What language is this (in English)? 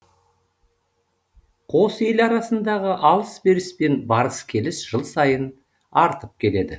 Kazakh